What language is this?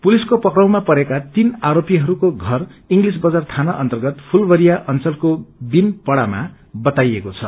Nepali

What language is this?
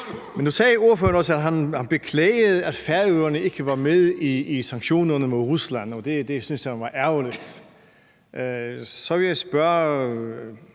Danish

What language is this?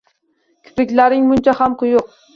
Uzbek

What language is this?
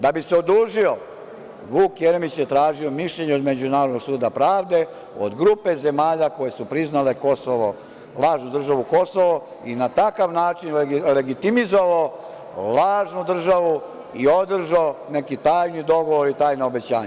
Serbian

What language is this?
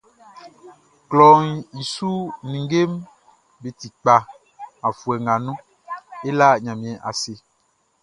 Baoulé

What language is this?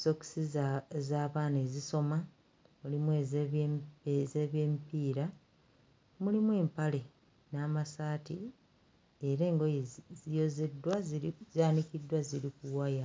Ganda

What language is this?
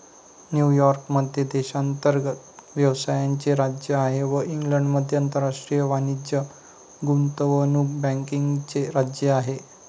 Marathi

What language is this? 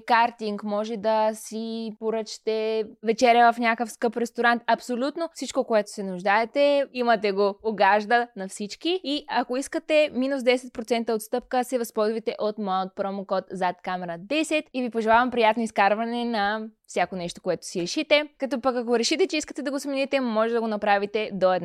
Bulgarian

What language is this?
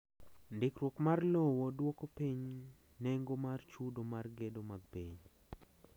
Luo (Kenya and Tanzania)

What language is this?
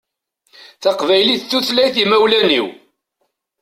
Kabyle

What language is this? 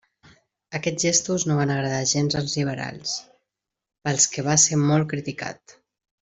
Catalan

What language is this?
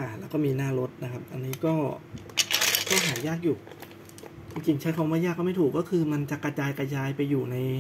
Thai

